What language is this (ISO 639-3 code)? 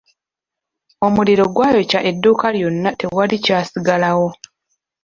lug